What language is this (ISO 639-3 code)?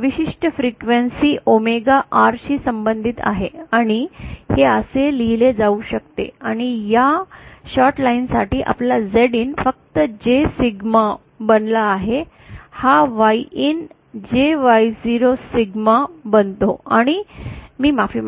mar